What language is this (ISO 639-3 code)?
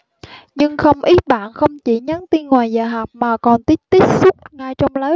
vie